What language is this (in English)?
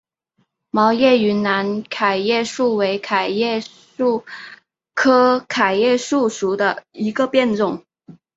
Chinese